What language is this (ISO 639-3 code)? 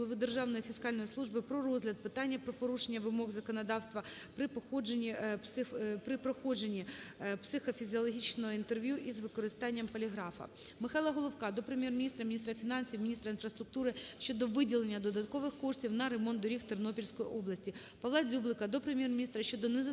ukr